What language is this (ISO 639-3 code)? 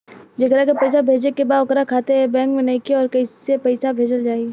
bho